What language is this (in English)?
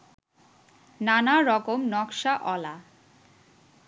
Bangla